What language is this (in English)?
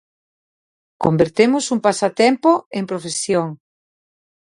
Galician